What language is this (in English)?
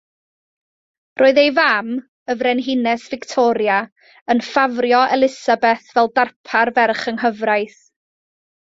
Welsh